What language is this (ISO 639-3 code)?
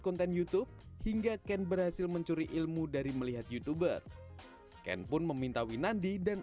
ind